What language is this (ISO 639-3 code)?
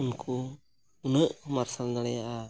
sat